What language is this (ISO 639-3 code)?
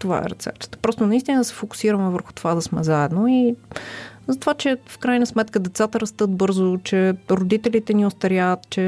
bul